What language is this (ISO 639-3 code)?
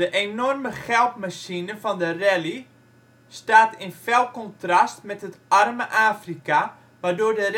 nld